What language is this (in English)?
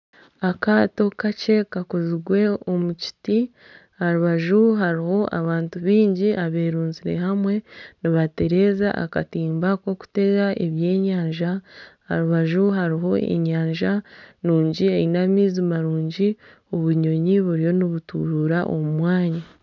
Nyankole